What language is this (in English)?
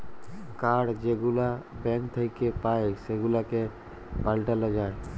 Bangla